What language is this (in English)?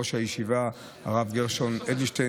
Hebrew